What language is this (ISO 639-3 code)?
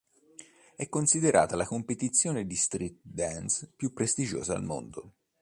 ita